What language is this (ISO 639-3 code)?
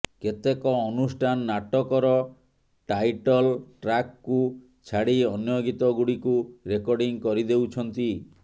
ori